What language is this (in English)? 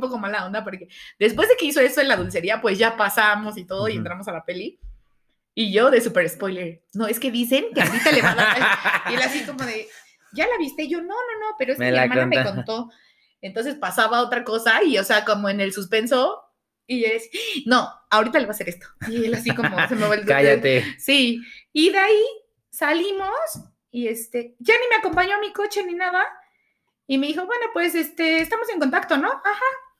Spanish